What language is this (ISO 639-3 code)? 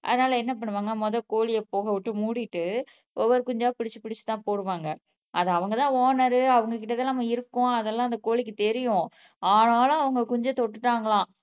tam